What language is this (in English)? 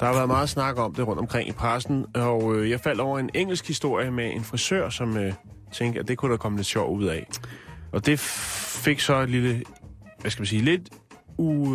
Danish